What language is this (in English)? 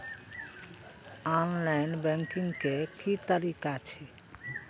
Maithili